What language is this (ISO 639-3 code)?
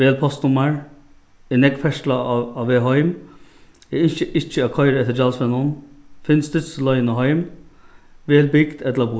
fao